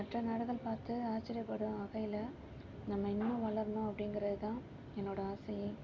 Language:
Tamil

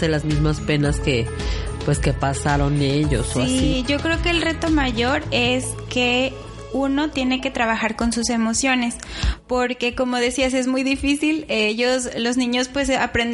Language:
Spanish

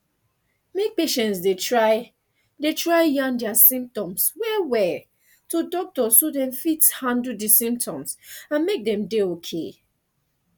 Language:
Nigerian Pidgin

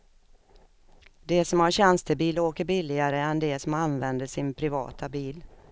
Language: Swedish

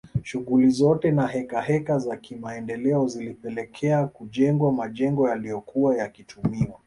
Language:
Swahili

